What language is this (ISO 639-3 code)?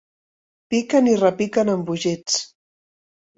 cat